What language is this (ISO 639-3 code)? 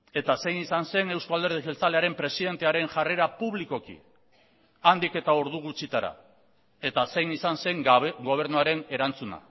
eus